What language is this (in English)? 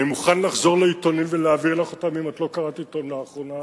Hebrew